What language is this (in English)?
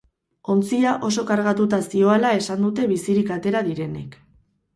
Basque